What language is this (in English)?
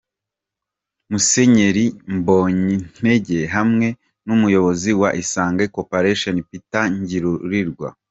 Kinyarwanda